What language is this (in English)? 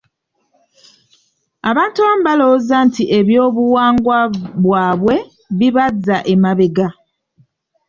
Ganda